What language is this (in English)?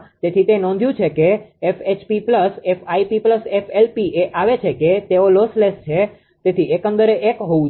Gujarati